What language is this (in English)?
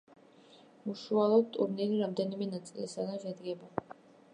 Georgian